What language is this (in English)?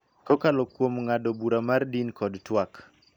Luo (Kenya and Tanzania)